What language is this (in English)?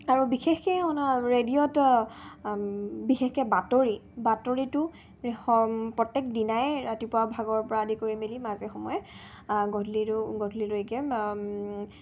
Assamese